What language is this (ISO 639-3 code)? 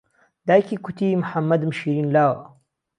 ckb